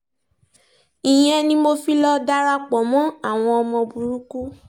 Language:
Yoruba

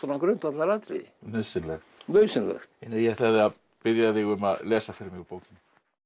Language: Icelandic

